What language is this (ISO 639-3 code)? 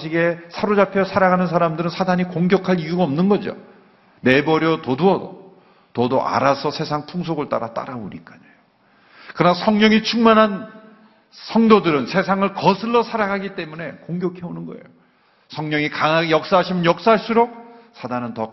kor